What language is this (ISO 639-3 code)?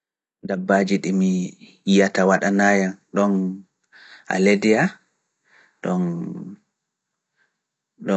ful